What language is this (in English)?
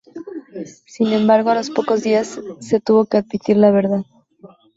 Spanish